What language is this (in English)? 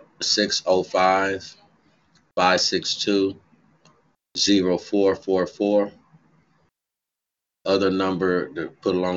English